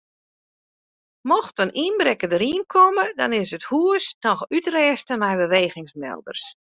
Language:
Western Frisian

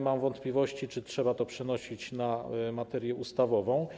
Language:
Polish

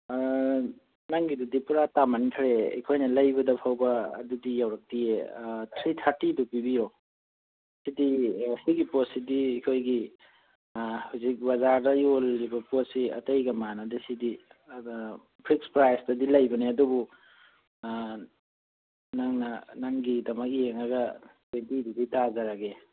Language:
Manipuri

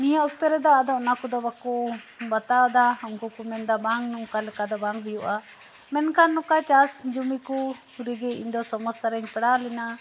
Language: Santali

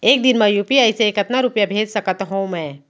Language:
Chhattisgarhi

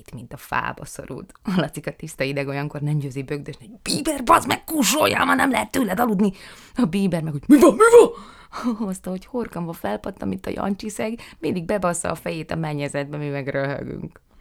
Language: Hungarian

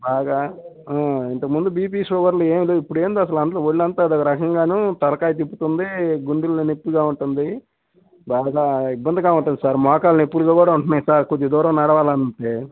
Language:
Telugu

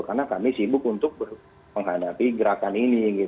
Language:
Indonesian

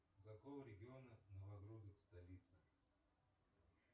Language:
Russian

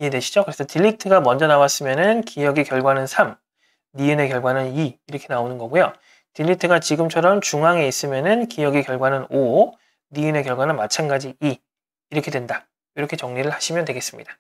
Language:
Korean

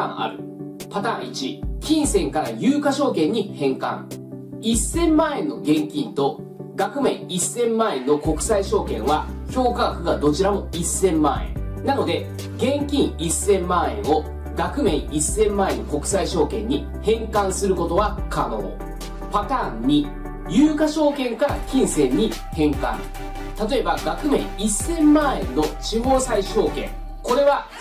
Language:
Japanese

